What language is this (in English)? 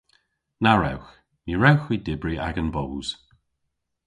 Cornish